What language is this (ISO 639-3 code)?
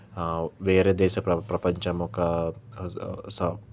tel